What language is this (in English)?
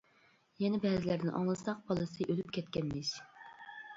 Uyghur